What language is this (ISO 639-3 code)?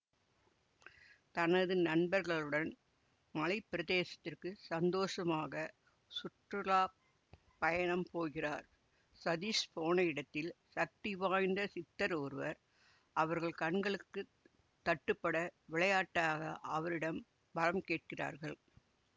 tam